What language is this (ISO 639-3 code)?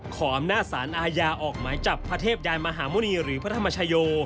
tha